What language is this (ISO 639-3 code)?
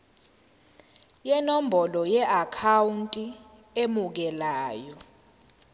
zul